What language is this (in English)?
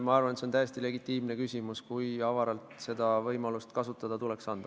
Estonian